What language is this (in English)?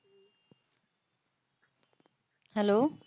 Punjabi